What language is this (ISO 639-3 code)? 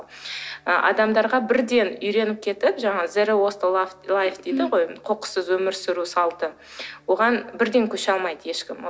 kaz